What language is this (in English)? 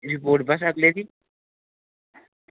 Dogri